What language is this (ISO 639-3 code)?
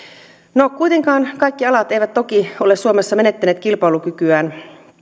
fin